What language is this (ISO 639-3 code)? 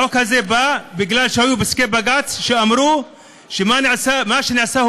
heb